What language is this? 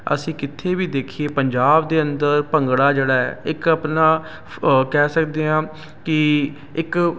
Punjabi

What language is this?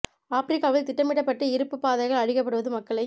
Tamil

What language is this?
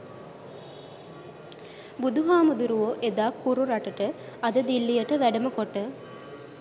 Sinhala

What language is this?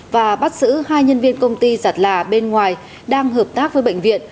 Vietnamese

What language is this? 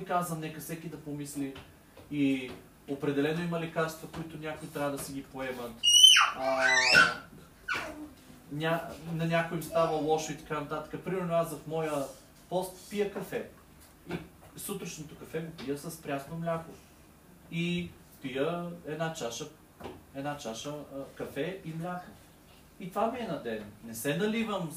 Bulgarian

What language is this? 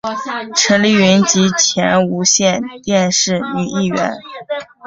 Chinese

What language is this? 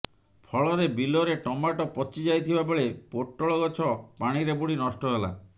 Odia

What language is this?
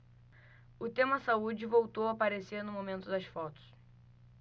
Portuguese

